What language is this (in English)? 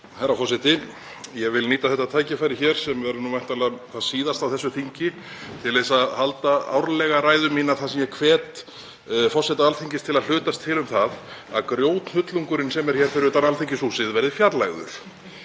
Icelandic